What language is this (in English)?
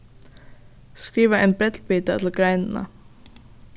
Faroese